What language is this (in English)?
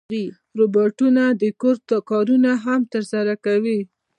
Pashto